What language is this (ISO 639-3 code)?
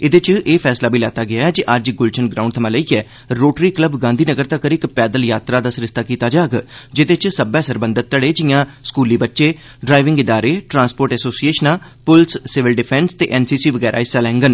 doi